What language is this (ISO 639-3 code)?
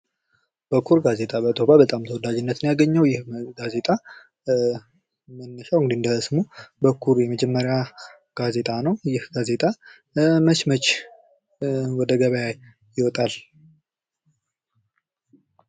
amh